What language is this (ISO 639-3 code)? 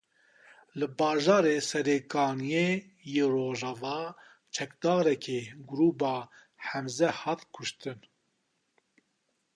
kur